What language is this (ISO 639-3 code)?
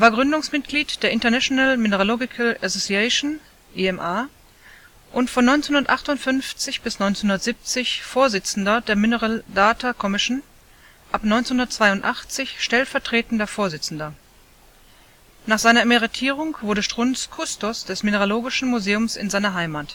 deu